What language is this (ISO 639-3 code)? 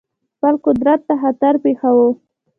pus